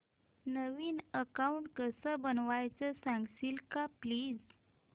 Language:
Marathi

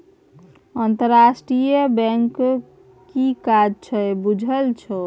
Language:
Maithili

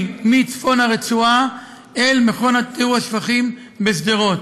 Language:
Hebrew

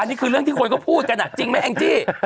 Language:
Thai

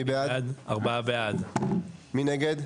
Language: Hebrew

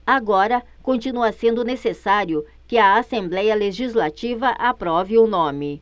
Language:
Portuguese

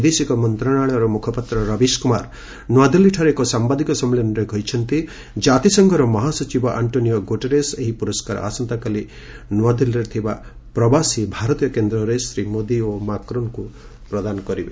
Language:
Odia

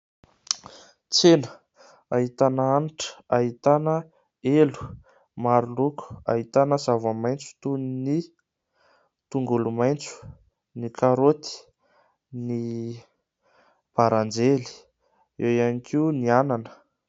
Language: Malagasy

